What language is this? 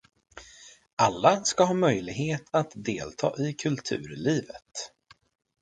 Swedish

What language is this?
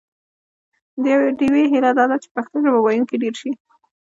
Pashto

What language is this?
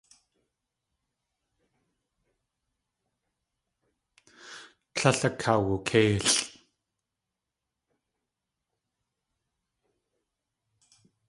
Tlingit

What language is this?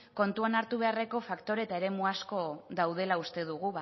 Basque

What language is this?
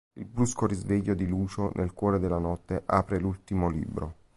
Italian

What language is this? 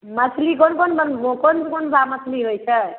Maithili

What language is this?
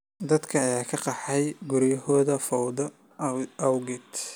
Somali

